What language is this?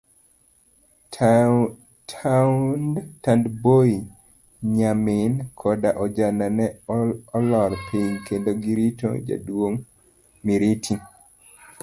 Luo (Kenya and Tanzania)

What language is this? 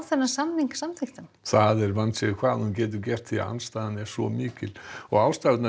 Icelandic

